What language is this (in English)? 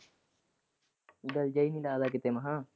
Punjabi